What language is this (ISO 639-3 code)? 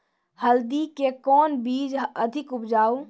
mai